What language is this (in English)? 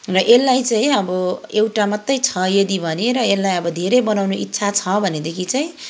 Nepali